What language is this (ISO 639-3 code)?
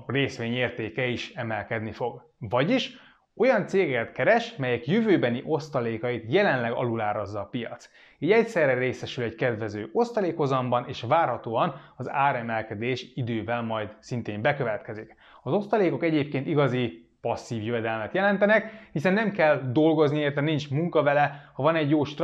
hun